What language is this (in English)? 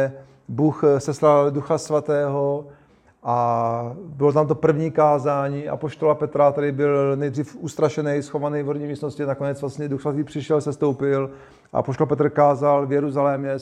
Czech